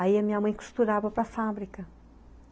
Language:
Portuguese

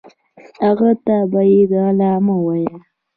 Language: Pashto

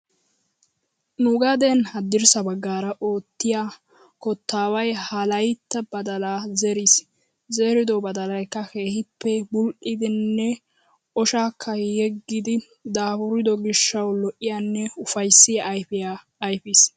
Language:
Wolaytta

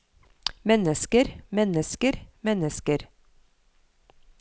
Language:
Norwegian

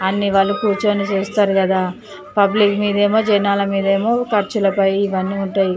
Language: Telugu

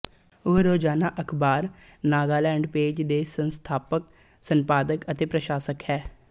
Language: Punjabi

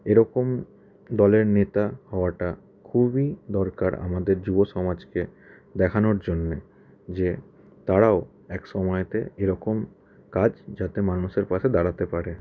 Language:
Bangla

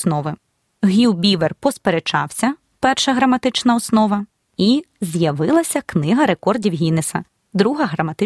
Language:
Ukrainian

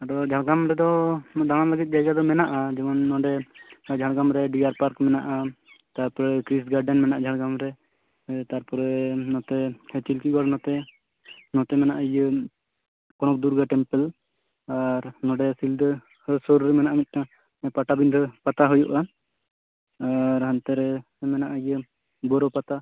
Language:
Santali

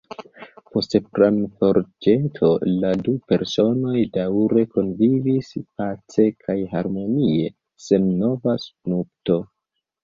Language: Esperanto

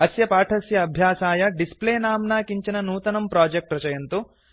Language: Sanskrit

